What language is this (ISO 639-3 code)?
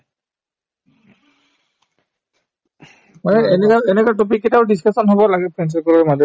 asm